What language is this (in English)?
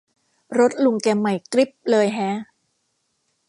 Thai